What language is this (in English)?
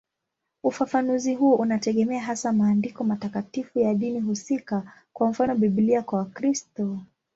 Swahili